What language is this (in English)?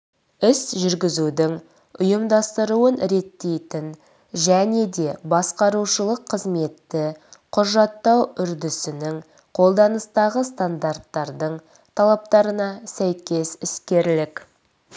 Kazakh